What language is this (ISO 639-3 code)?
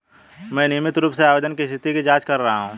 hin